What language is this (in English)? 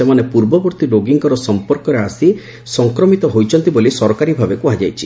Odia